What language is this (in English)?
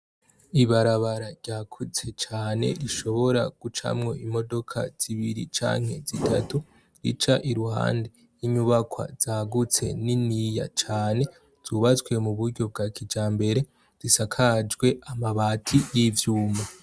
Rundi